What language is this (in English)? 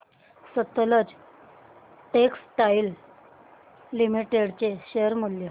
Marathi